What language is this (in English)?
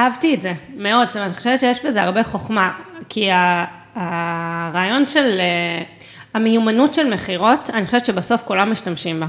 Hebrew